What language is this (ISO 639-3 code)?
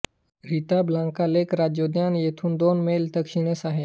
mar